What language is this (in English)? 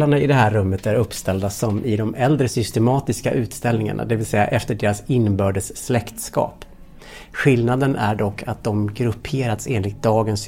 Swedish